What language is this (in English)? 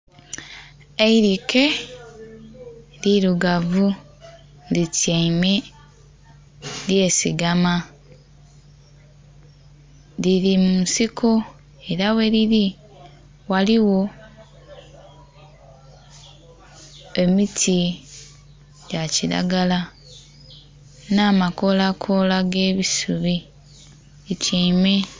Soga